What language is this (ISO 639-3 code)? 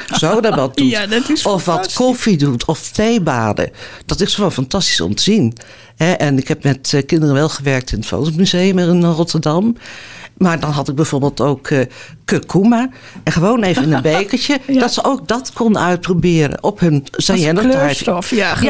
nld